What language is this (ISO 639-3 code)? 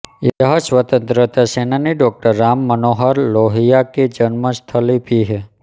hin